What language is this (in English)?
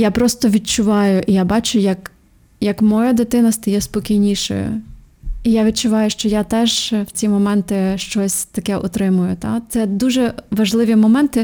Ukrainian